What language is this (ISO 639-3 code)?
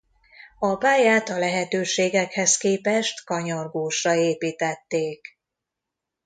hun